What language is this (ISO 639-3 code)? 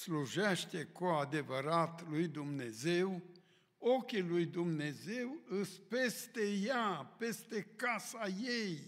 ron